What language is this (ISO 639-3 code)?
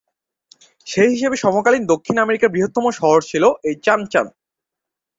ben